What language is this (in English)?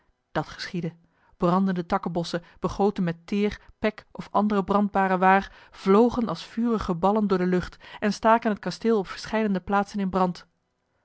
Dutch